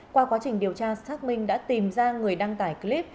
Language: Vietnamese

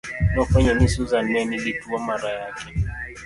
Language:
Luo (Kenya and Tanzania)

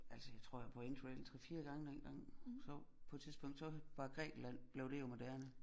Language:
Danish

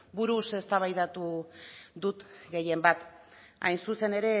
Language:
Basque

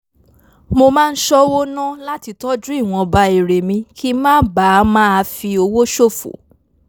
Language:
Yoruba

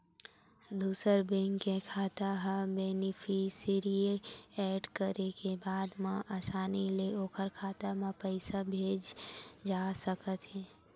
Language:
Chhattisgarhi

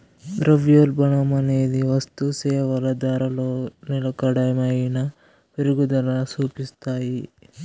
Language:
Telugu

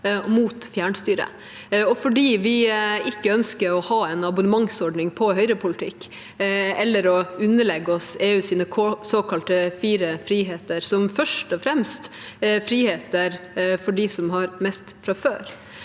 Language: Norwegian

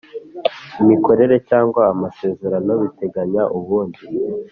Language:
Kinyarwanda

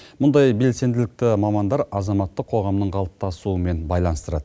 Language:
Kazakh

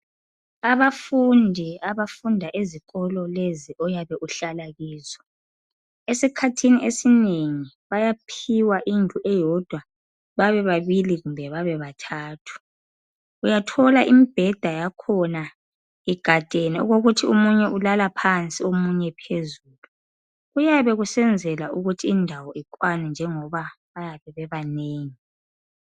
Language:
North Ndebele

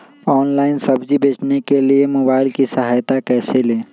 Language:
Magahi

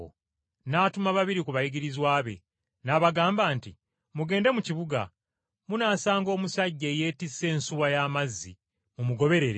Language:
Ganda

